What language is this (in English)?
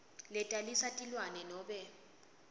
Swati